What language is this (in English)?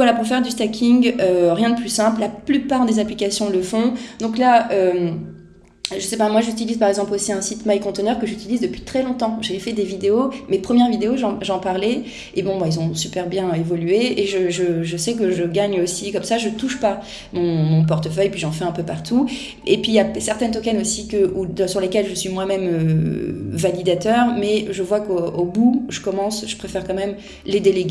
French